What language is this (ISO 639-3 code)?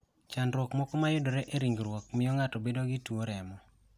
luo